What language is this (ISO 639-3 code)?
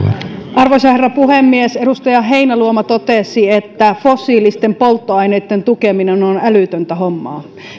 fin